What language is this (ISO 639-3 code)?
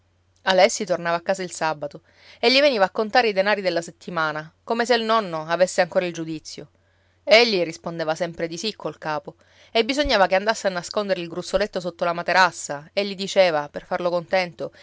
ita